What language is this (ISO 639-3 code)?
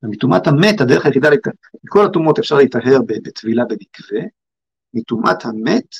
heb